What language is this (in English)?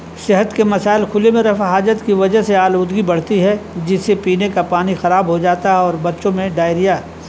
Urdu